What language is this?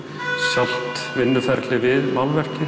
Icelandic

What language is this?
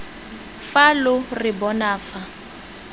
Tswana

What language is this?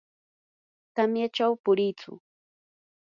Yanahuanca Pasco Quechua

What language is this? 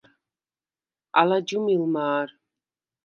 Svan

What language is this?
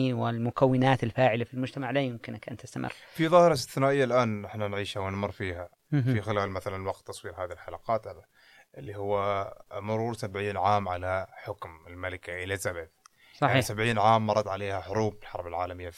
Arabic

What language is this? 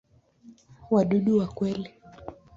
Swahili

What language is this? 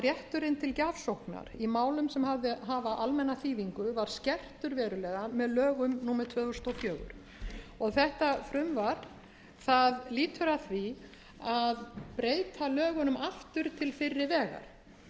Icelandic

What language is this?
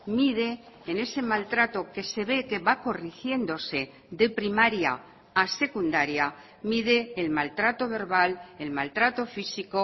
Spanish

